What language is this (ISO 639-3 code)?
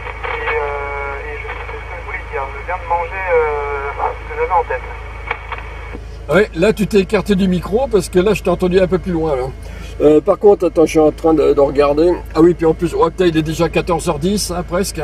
fra